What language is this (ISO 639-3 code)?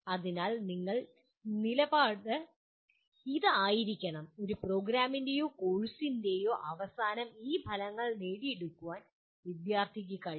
mal